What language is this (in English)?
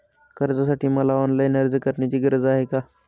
Marathi